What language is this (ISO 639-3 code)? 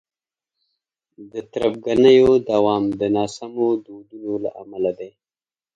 pus